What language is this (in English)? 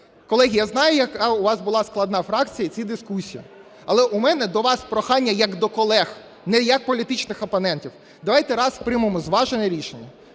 Ukrainian